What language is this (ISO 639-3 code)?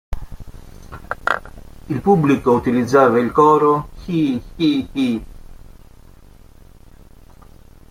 ita